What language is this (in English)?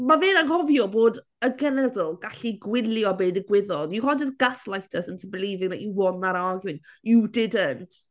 Welsh